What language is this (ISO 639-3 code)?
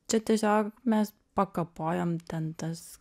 lit